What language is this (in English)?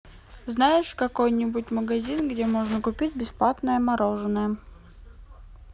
Russian